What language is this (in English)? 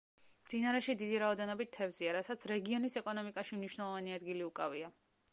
Georgian